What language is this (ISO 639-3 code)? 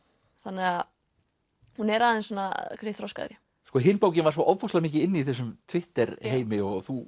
isl